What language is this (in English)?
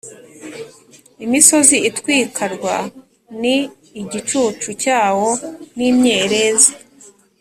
Kinyarwanda